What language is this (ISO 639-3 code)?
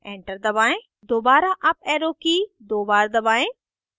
hin